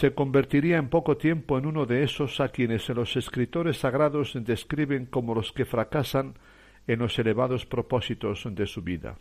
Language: Spanish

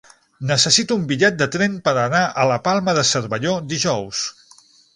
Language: Catalan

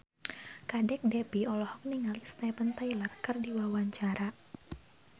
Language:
Sundanese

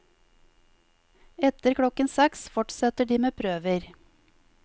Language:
Norwegian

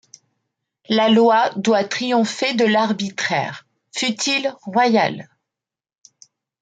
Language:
French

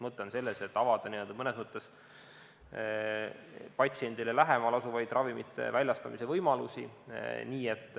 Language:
Estonian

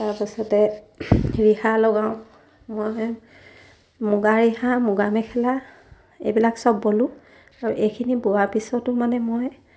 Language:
Assamese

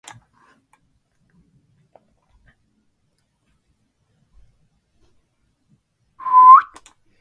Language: Japanese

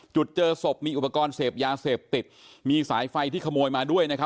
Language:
Thai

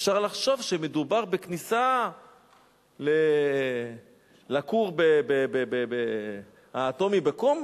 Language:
Hebrew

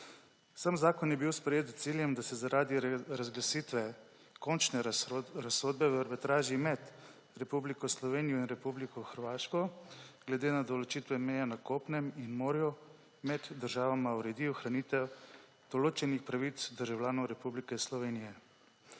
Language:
Slovenian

